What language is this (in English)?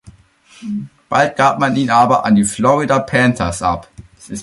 German